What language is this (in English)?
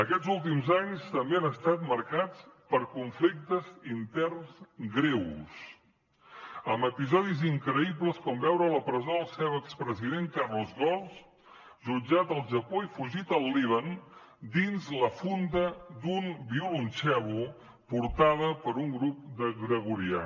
Catalan